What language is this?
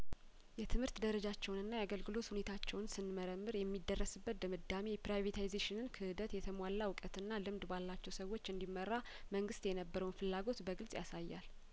Amharic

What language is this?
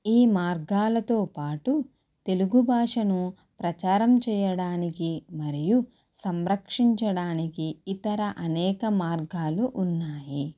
Telugu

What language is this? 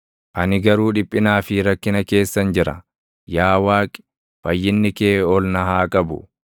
Oromo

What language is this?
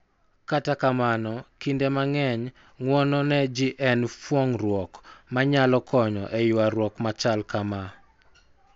Luo (Kenya and Tanzania)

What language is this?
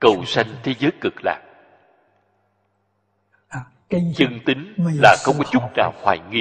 Vietnamese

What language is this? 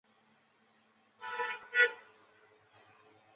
Chinese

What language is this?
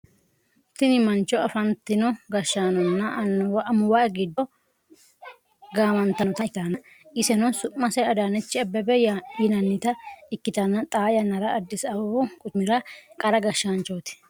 Sidamo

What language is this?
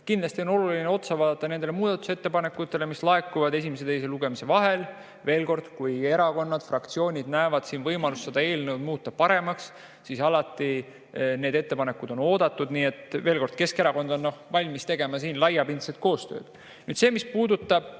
Estonian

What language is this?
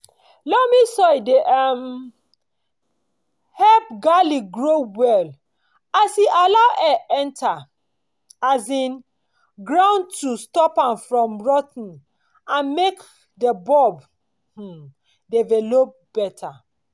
Nigerian Pidgin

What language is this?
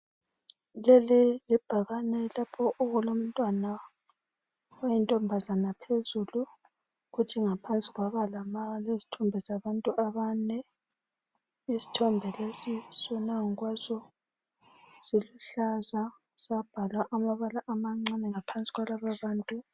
North Ndebele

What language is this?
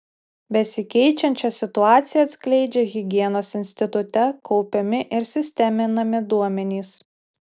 Lithuanian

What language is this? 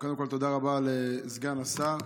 Hebrew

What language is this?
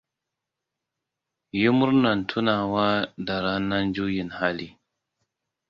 Hausa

